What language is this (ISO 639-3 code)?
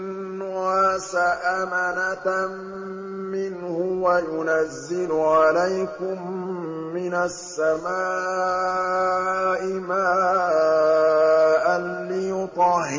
ara